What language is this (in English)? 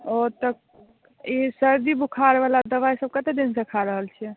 Maithili